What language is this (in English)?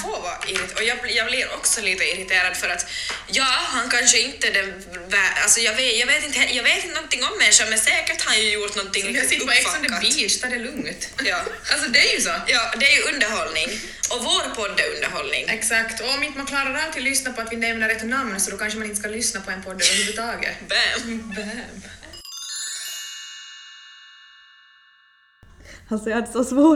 Swedish